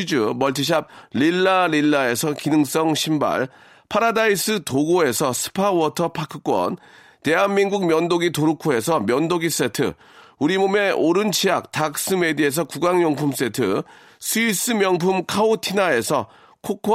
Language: Korean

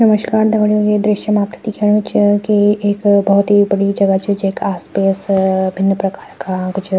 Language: Garhwali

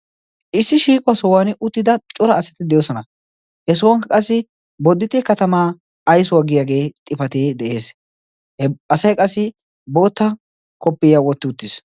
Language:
Wolaytta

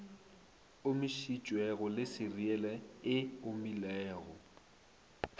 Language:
Northern Sotho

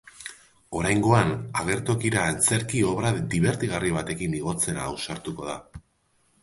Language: Basque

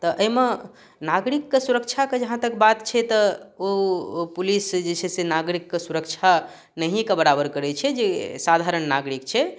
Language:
Maithili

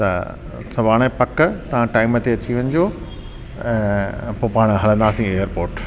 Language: Sindhi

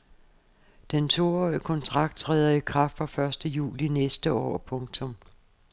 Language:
Danish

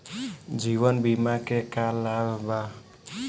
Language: Bhojpuri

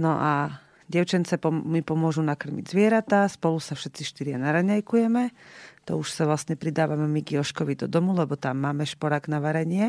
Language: Slovak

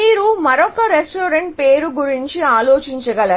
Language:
Telugu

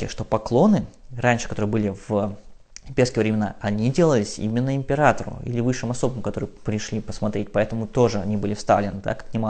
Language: Russian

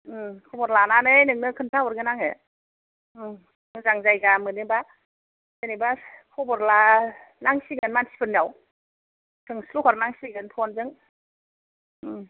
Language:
Bodo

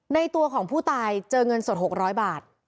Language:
Thai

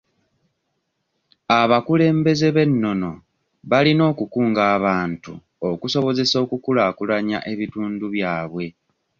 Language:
Ganda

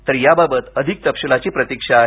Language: Marathi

